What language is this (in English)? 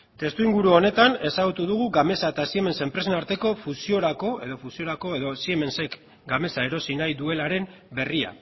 Basque